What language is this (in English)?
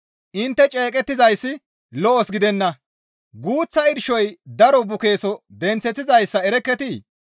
Gamo